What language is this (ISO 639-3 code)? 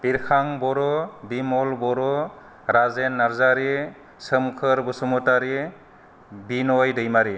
brx